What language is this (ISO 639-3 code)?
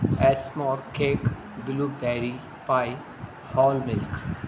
urd